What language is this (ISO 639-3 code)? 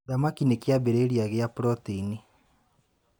kik